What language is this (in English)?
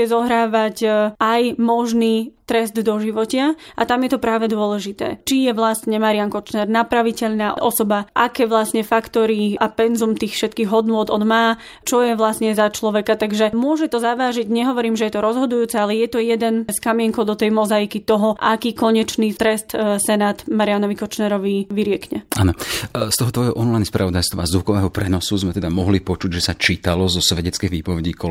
Slovak